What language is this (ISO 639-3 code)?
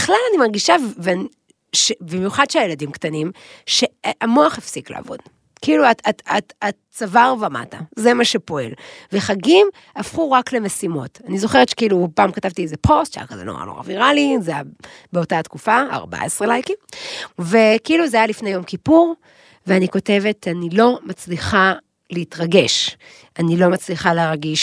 heb